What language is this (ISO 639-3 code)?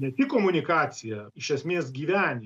lit